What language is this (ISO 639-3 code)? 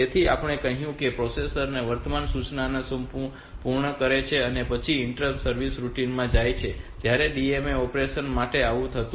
guj